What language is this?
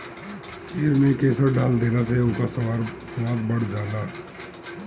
Bhojpuri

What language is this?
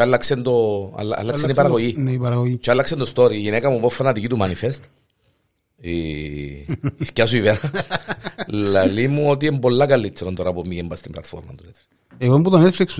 Greek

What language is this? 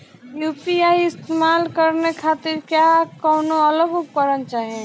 Bhojpuri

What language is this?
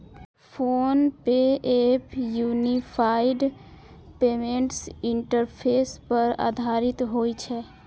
Maithili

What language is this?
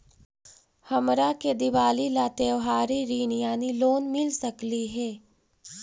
Magahi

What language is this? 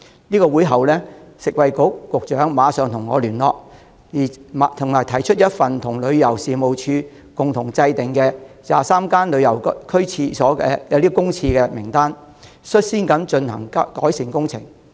Cantonese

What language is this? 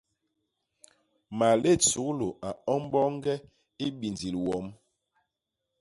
Basaa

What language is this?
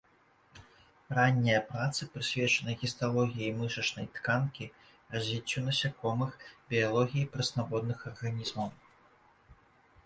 Belarusian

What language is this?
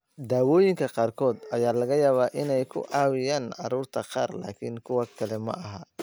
Somali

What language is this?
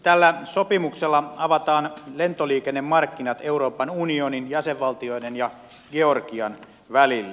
Finnish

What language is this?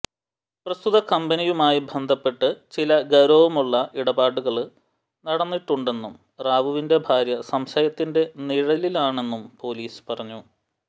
Malayalam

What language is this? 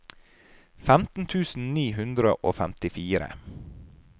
Norwegian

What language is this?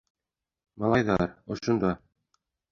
Bashkir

